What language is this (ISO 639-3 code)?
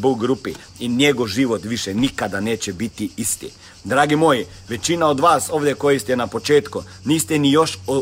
hrv